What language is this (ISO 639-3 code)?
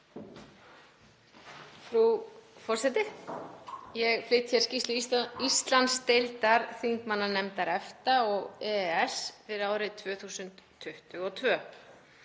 isl